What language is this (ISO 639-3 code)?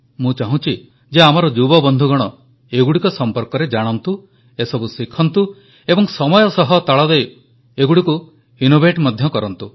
ori